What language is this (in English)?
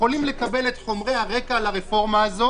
Hebrew